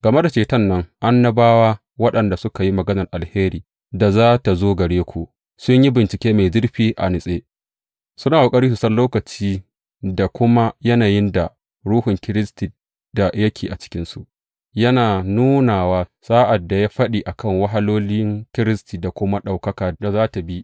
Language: Hausa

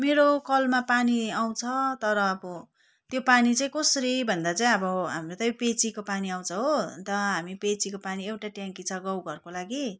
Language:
Nepali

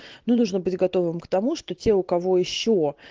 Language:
Russian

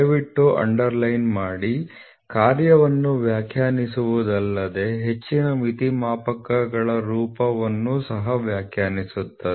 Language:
Kannada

